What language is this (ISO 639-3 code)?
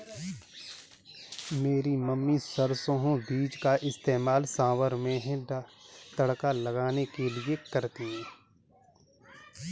hin